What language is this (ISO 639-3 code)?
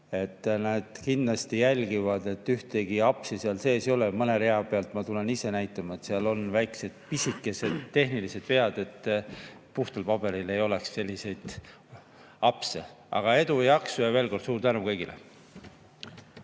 est